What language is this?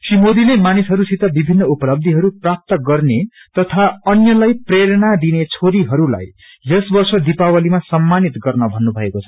Nepali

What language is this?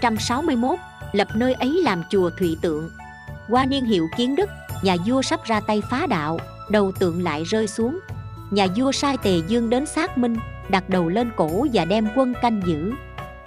Vietnamese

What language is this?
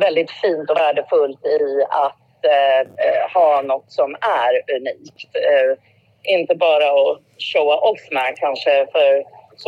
Swedish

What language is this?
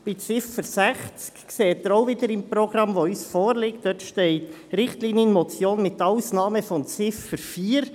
Swiss German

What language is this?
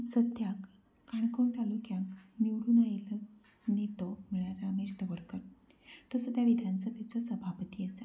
Konkani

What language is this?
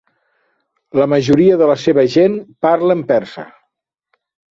Catalan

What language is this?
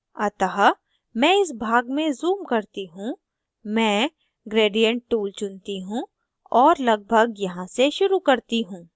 Hindi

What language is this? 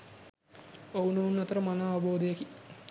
Sinhala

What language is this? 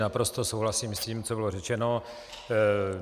Czech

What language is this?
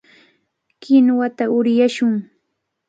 Cajatambo North Lima Quechua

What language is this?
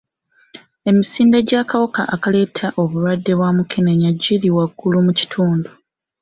Ganda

